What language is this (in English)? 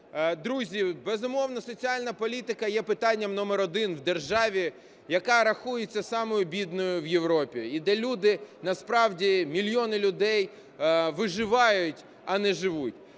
Ukrainian